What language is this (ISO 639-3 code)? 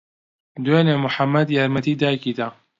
ckb